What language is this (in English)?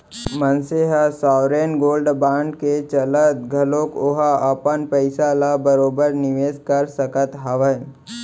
Chhattisgarhi